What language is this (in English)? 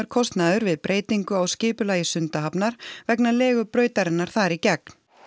Icelandic